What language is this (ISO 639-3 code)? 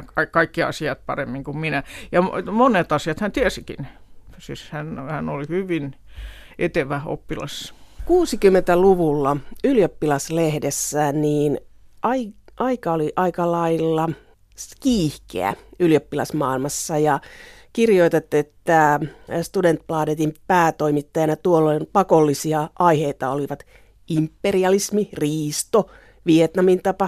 fin